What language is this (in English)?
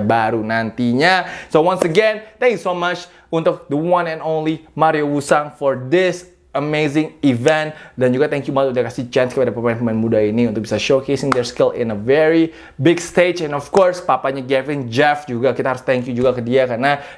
Indonesian